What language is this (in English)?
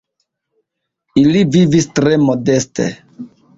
Esperanto